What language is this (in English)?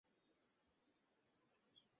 Bangla